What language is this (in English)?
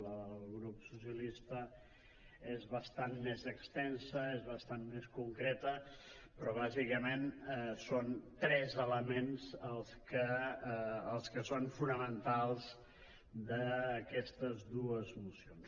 Catalan